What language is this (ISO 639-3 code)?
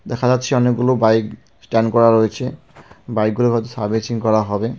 ben